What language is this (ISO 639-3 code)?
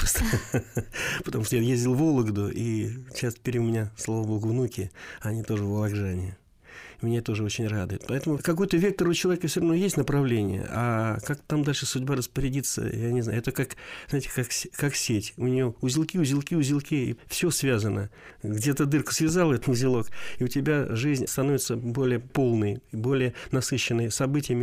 rus